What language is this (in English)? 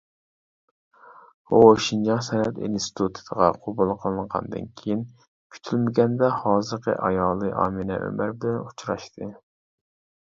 Uyghur